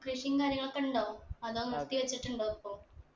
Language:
Malayalam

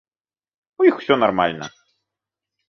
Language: Belarusian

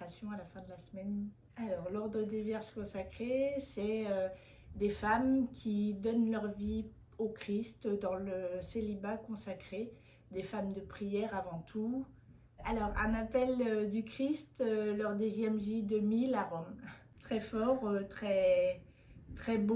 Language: French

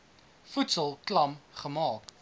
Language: Afrikaans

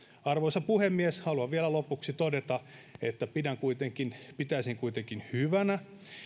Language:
Finnish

